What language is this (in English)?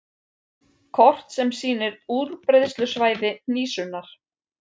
Icelandic